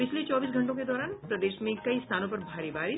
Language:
Hindi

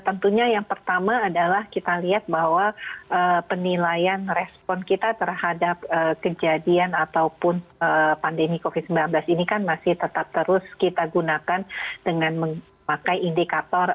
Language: Indonesian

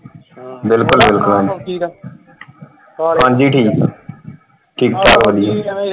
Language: Punjabi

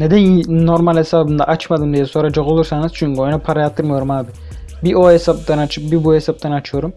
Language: Turkish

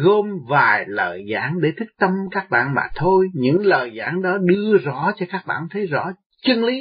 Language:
Vietnamese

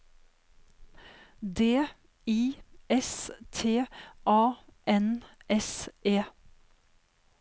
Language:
Norwegian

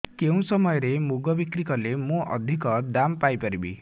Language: Odia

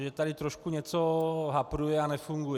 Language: Czech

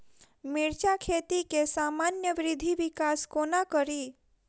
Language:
Maithili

